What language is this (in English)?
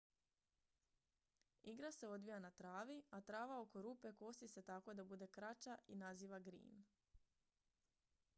Croatian